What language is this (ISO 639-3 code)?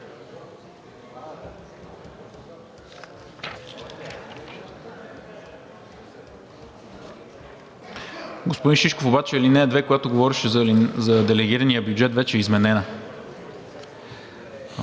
bul